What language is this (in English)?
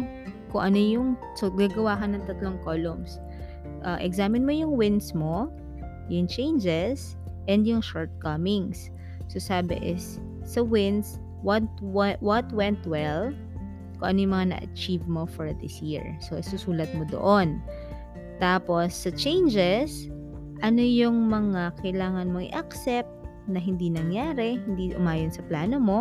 Filipino